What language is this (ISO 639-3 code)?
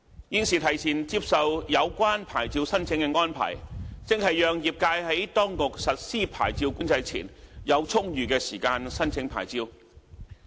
yue